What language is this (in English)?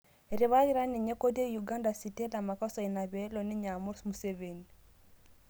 Masai